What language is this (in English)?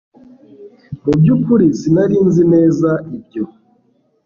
Kinyarwanda